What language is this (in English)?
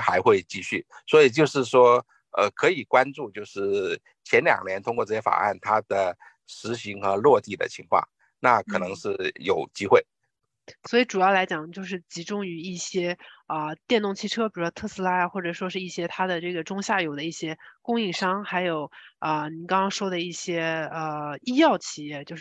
Chinese